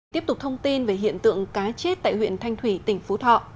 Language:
Vietnamese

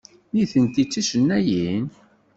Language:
Kabyle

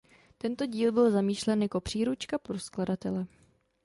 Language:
Czech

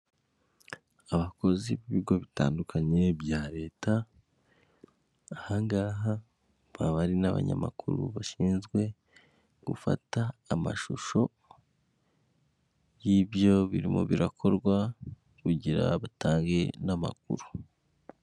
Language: Kinyarwanda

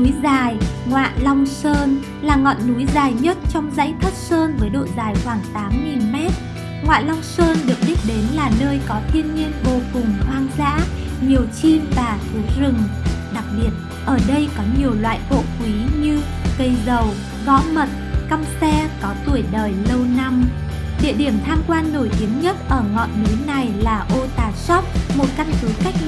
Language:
Vietnamese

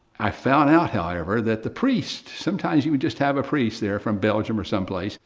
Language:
English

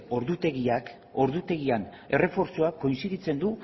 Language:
Basque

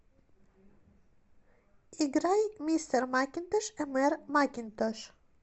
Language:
Russian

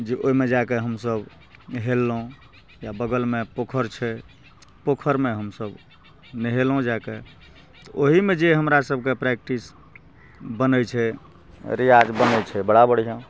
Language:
Maithili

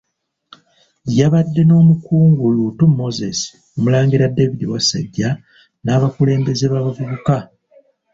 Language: Ganda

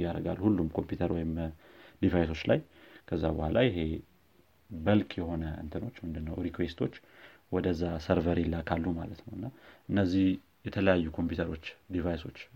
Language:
Amharic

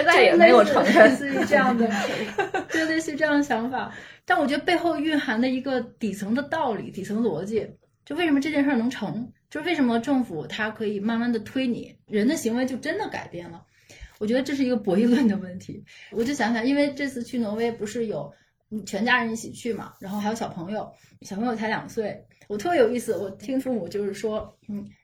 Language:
Chinese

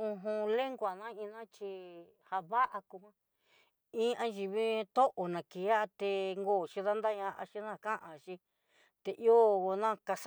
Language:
Southeastern Nochixtlán Mixtec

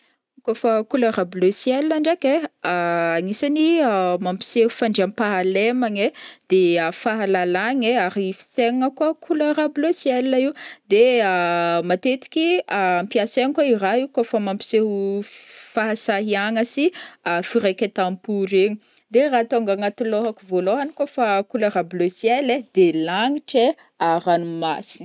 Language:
Northern Betsimisaraka Malagasy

